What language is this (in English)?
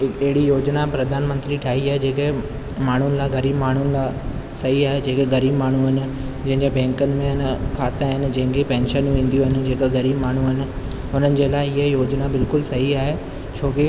Sindhi